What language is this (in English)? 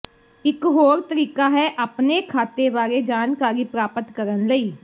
Punjabi